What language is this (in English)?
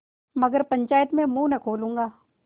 Hindi